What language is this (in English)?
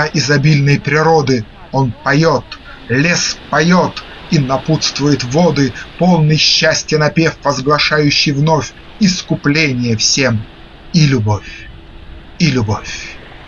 Russian